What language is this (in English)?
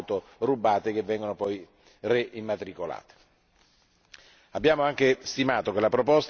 Italian